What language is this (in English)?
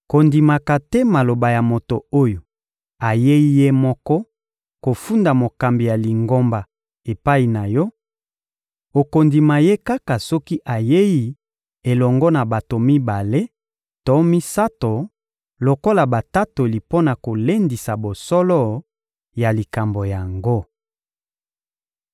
Lingala